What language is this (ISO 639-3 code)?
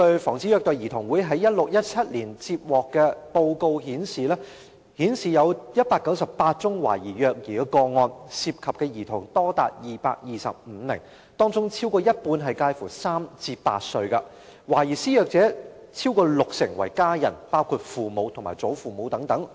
yue